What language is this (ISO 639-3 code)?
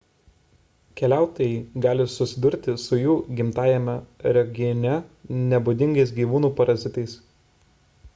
lit